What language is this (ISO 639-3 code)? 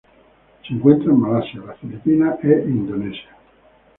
spa